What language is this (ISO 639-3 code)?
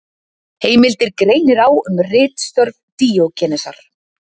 isl